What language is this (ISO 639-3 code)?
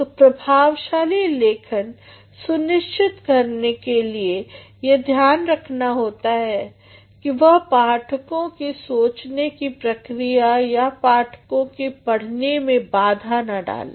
hin